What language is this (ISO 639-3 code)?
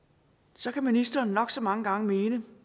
dan